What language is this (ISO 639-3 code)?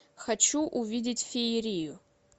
rus